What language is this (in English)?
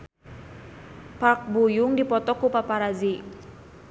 Sundanese